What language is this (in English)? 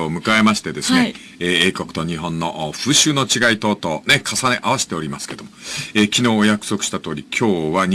Japanese